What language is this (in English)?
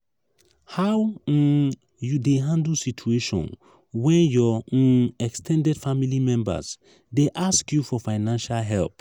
Nigerian Pidgin